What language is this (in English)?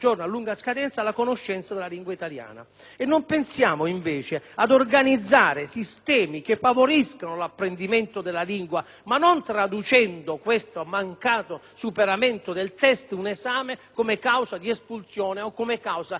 Italian